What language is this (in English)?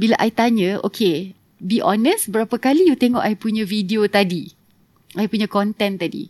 Malay